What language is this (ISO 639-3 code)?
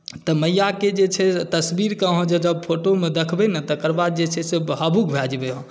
mai